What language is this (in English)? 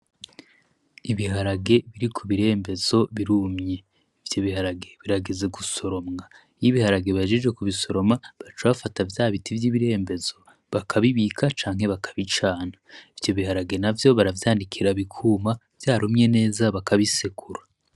Rundi